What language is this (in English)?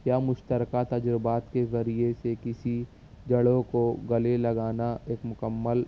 Urdu